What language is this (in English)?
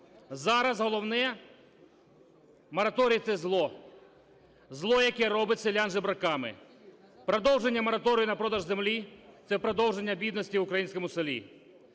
Ukrainian